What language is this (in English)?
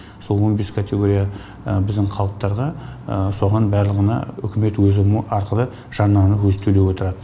Kazakh